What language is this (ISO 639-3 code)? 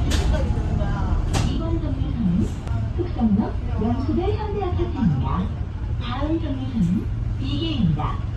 kor